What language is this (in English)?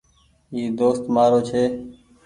Goaria